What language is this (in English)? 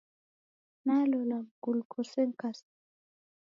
Taita